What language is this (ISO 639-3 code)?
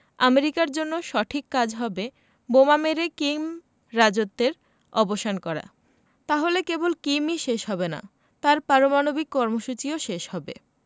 ben